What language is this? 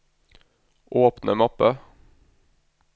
Norwegian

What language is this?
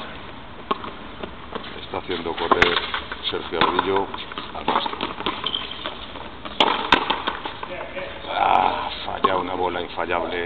Spanish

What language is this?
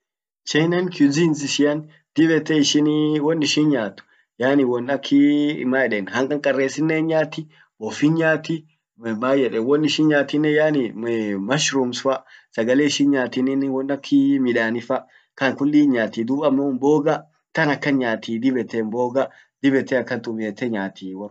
Orma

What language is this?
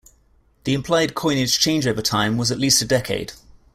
English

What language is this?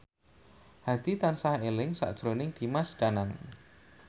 Javanese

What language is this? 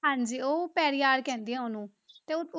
Punjabi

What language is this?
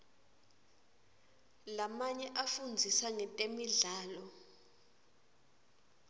Swati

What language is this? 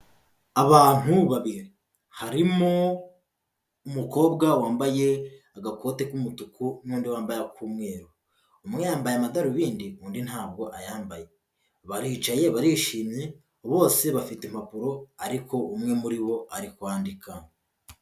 Kinyarwanda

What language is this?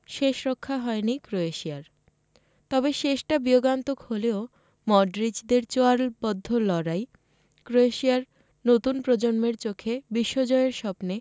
Bangla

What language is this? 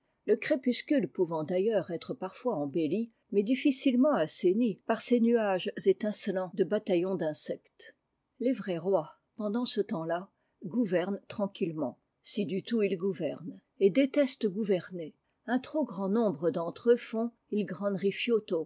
French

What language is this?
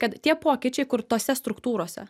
Lithuanian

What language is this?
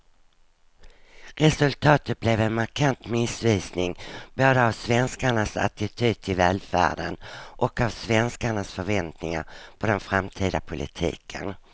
Swedish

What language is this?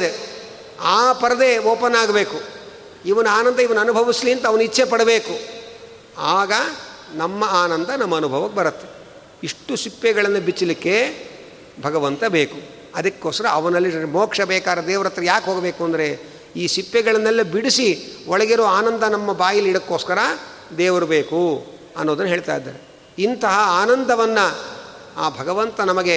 Kannada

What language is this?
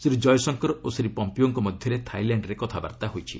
Odia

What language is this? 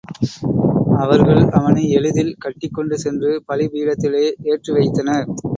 Tamil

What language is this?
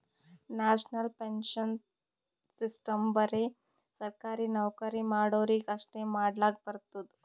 Kannada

